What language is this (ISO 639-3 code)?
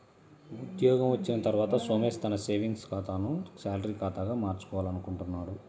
tel